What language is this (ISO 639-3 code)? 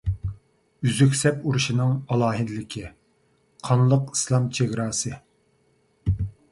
uig